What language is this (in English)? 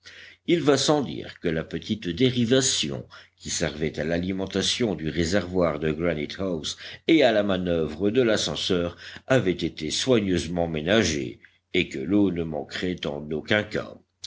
French